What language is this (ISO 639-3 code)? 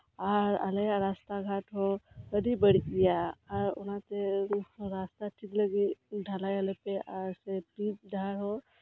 sat